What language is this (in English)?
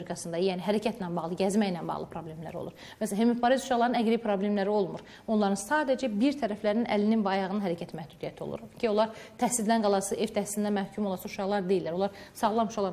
Turkish